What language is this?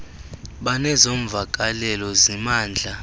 Xhosa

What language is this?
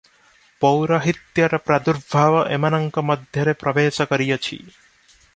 Odia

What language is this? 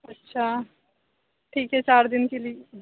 Urdu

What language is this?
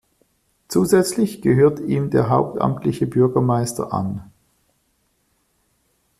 German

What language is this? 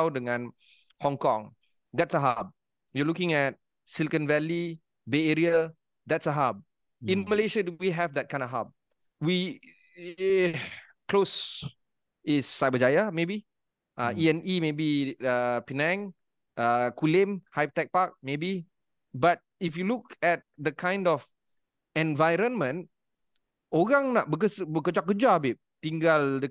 Malay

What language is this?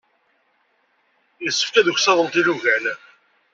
Kabyle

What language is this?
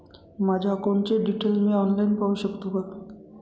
Marathi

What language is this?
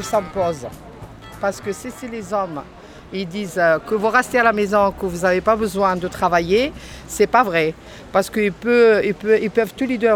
French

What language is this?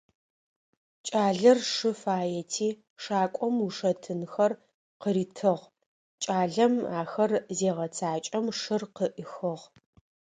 Adyghe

